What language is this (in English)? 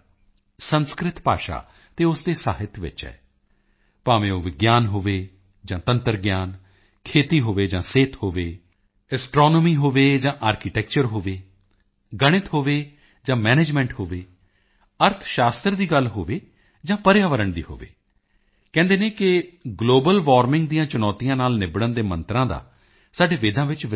Punjabi